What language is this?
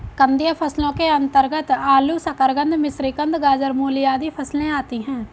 Hindi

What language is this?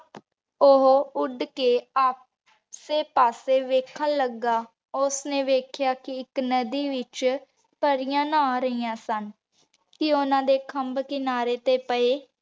Punjabi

